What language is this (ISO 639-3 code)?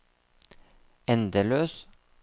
nor